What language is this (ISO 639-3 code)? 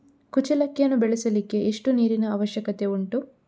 kan